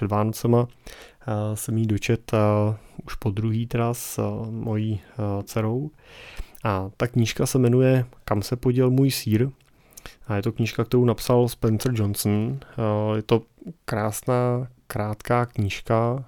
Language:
Czech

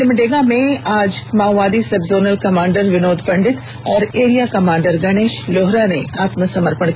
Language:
Hindi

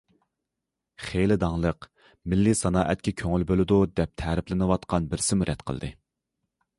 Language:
Uyghur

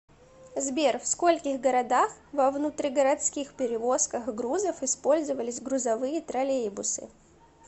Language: Russian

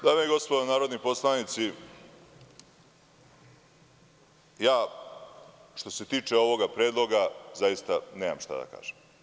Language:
Serbian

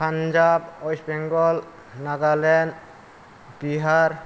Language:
Bodo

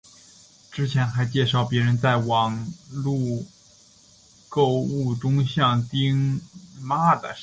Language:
Chinese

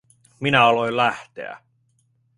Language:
Finnish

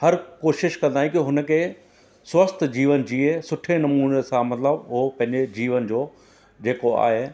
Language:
Sindhi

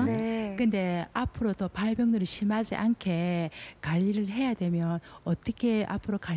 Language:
Korean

